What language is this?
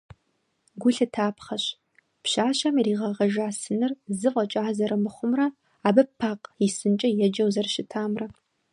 Kabardian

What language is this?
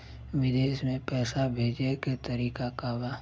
Bhojpuri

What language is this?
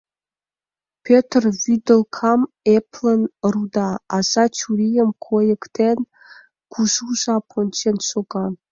Mari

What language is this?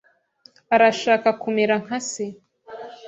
Kinyarwanda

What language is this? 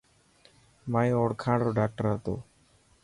Dhatki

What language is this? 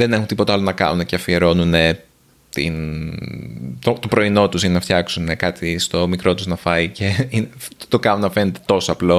Greek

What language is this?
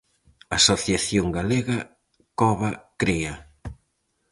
Galician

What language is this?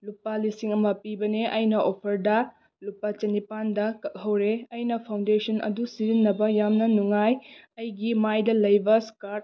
Manipuri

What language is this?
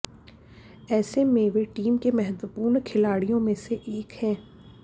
Hindi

